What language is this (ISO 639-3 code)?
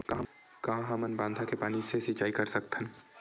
hne